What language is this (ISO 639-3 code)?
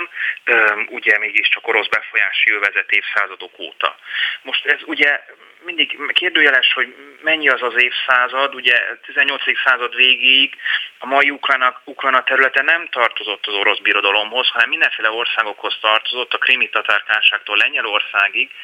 hun